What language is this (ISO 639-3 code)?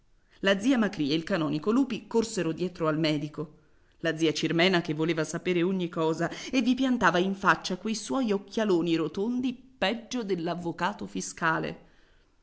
ita